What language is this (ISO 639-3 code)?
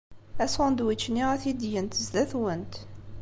kab